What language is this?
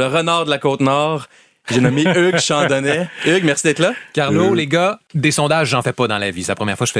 French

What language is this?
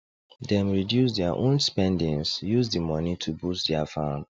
Nigerian Pidgin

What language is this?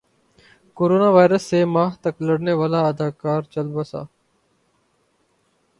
Urdu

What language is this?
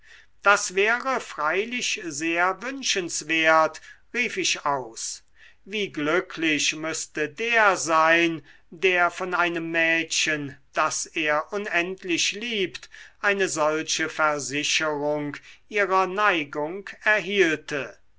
German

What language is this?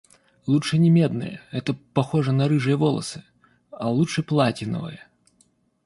Russian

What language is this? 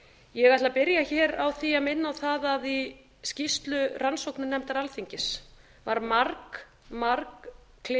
Icelandic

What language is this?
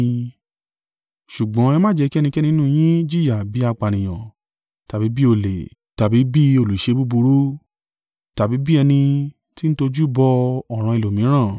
Yoruba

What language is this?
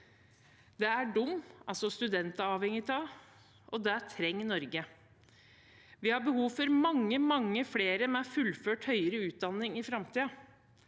Norwegian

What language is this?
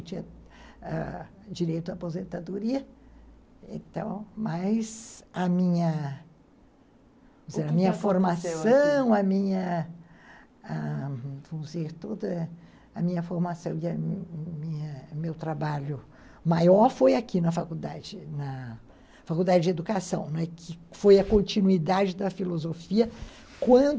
Portuguese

